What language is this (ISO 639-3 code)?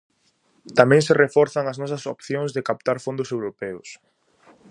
glg